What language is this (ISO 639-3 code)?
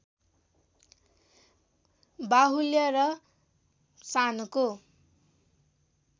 nep